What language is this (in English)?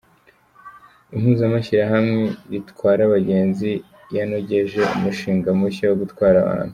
Kinyarwanda